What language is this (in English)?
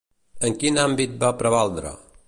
Catalan